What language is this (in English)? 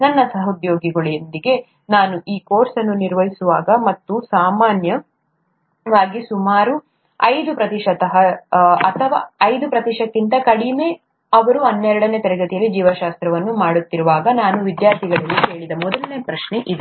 Kannada